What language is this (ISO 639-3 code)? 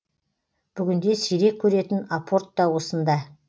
kaz